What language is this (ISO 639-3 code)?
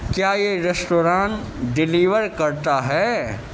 urd